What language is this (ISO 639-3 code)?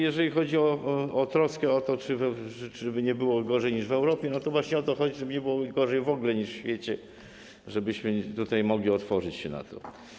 pol